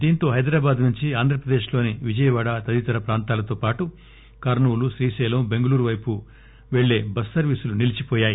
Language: Telugu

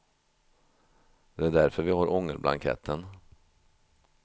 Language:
Swedish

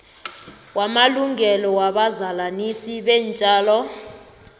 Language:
South Ndebele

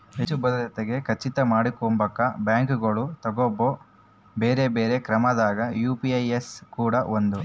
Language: Kannada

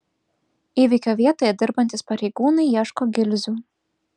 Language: Lithuanian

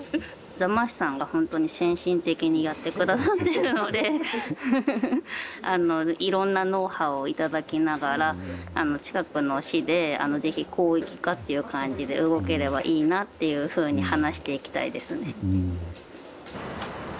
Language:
Japanese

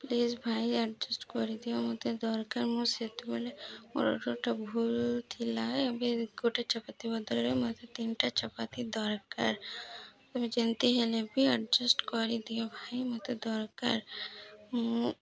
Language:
Odia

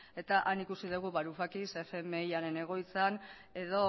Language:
Basque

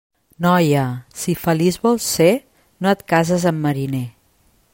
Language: Catalan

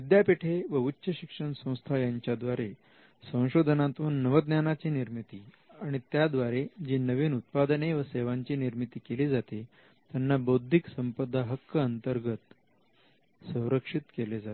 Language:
Marathi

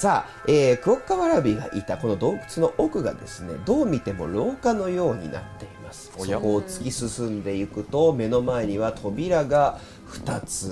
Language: Japanese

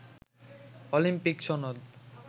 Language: Bangla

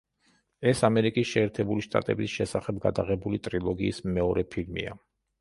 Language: Georgian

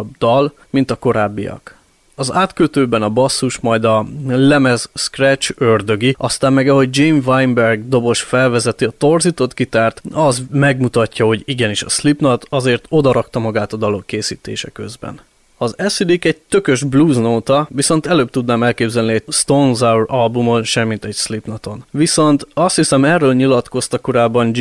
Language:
Hungarian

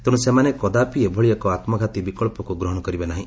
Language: Odia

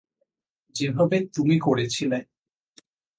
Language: Bangla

